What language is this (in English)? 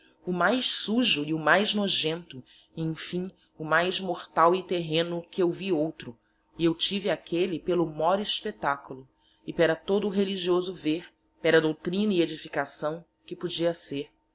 Portuguese